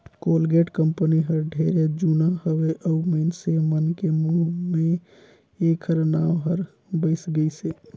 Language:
Chhattisgarhi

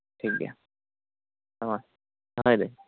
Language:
Santali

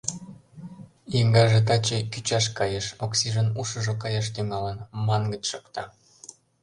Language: Mari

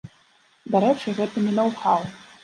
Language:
Belarusian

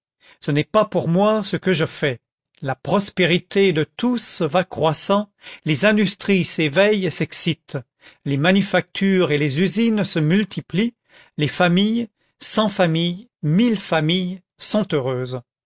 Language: French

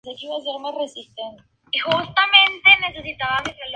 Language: Spanish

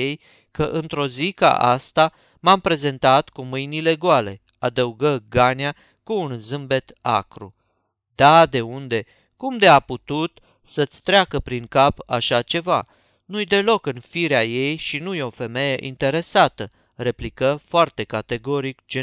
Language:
Romanian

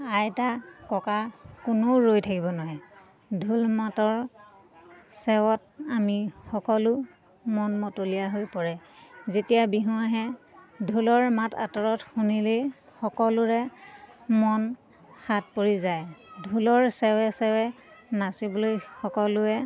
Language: Assamese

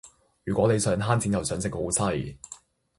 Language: Cantonese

